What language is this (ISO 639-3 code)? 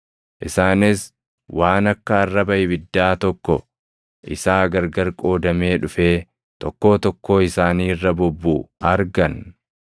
orm